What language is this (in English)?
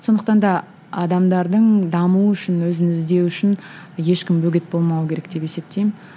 Kazakh